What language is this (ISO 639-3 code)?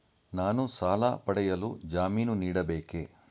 kan